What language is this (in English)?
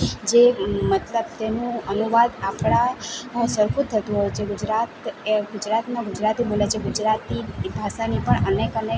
Gujarati